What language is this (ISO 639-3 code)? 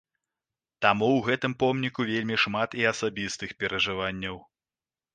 bel